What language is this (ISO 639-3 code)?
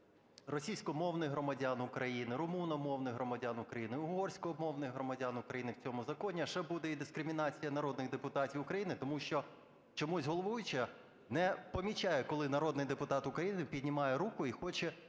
ukr